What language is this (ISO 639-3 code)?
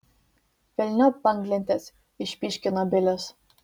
lit